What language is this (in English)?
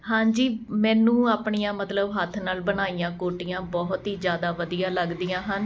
Punjabi